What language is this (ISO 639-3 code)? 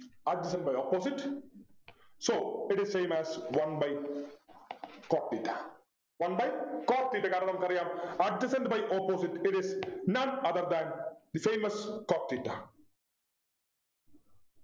mal